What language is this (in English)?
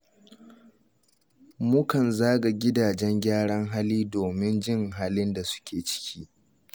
Hausa